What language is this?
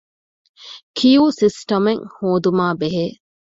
Divehi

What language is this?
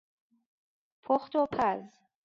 Persian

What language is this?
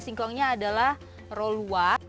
Indonesian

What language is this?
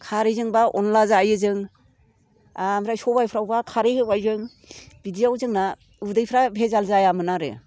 Bodo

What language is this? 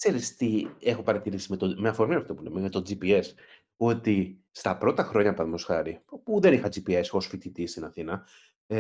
Greek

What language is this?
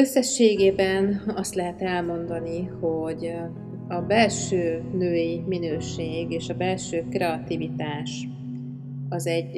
Hungarian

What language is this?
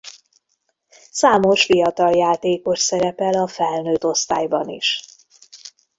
Hungarian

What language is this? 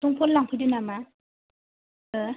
Bodo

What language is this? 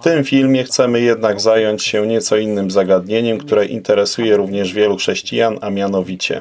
Polish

